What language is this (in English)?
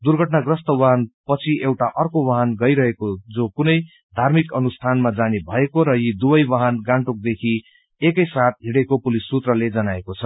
Nepali